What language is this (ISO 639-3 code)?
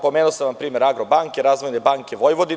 srp